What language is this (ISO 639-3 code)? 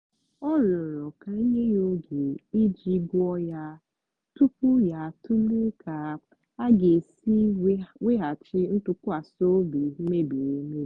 ibo